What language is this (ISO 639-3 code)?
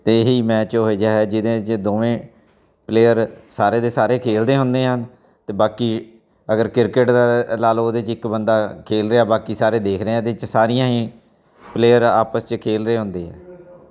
pan